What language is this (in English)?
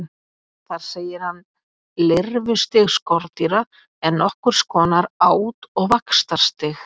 Icelandic